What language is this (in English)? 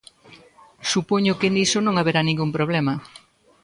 Galician